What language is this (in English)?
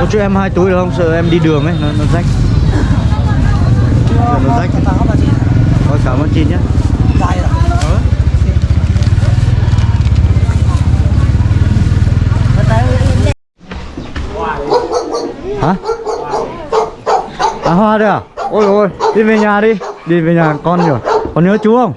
Vietnamese